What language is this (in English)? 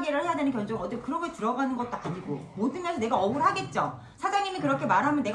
Korean